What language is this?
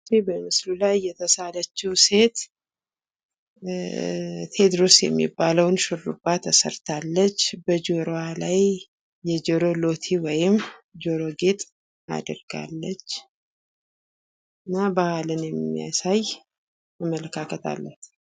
Amharic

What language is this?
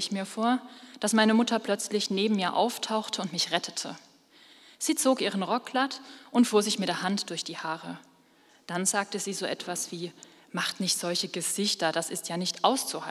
German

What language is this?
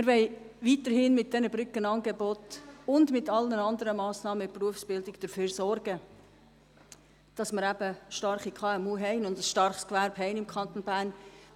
Swiss German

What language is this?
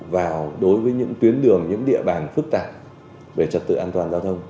Vietnamese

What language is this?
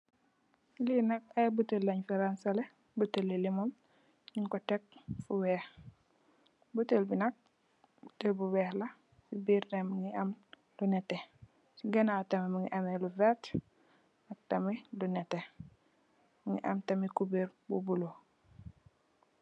Wolof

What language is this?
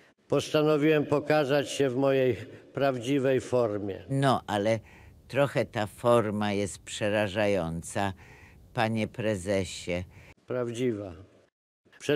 Polish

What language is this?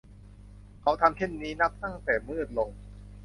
Thai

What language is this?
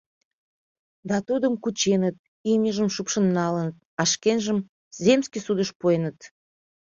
Mari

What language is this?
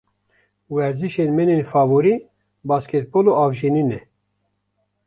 Kurdish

